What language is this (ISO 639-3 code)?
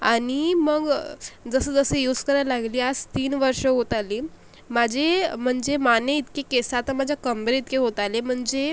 mar